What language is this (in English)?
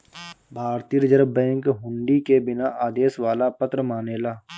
Bhojpuri